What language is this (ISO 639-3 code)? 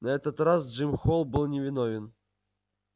rus